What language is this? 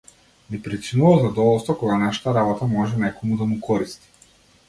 Macedonian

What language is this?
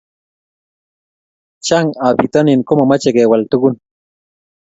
Kalenjin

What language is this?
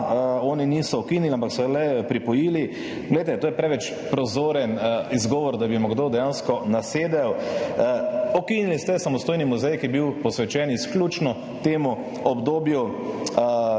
Slovenian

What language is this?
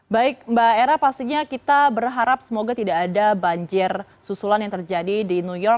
Indonesian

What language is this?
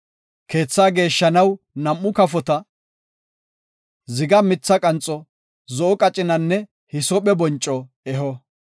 Gofa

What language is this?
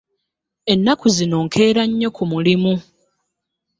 Ganda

